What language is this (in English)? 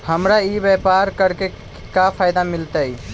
Magahi